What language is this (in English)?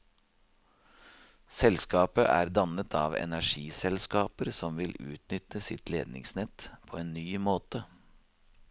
Norwegian